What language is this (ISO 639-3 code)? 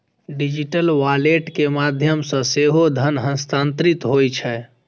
mai